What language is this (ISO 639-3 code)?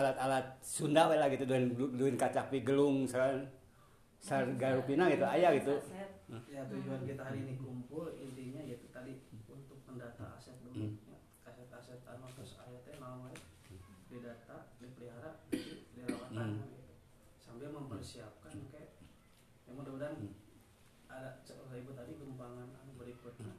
ind